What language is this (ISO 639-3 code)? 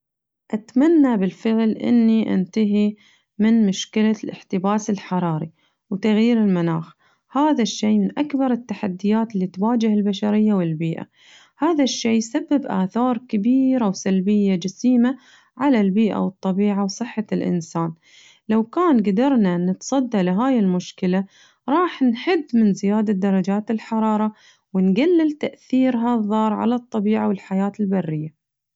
ars